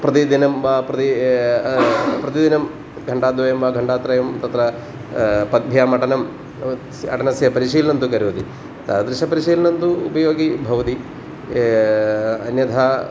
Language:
Sanskrit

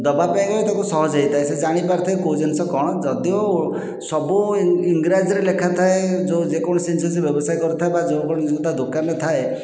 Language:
Odia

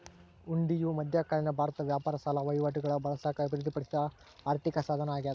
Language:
Kannada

